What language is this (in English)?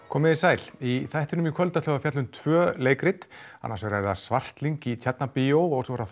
Icelandic